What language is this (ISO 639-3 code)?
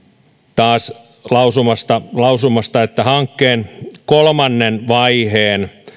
fin